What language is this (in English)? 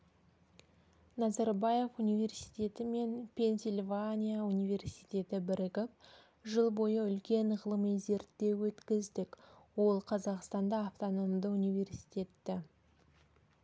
Kazakh